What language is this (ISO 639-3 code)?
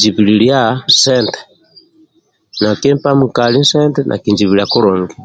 rwm